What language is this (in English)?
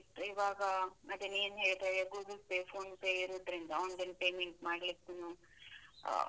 Kannada